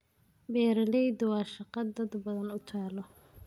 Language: Somali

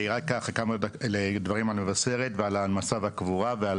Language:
Hebrew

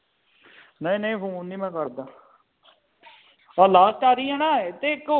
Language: Punjabi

